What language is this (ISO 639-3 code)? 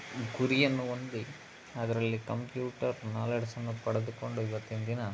kan